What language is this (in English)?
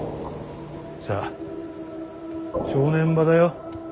Japanese